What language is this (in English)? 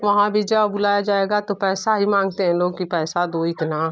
Hindi